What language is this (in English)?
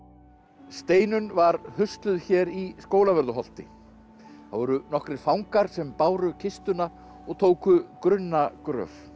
Icelandic